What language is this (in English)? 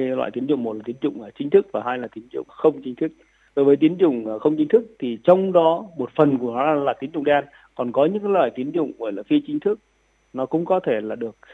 Vietnamese